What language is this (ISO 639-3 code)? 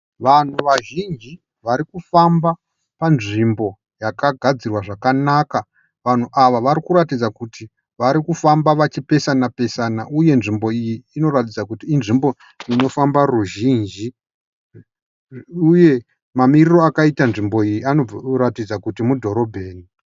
sna